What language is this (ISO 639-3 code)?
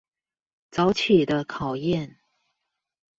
zho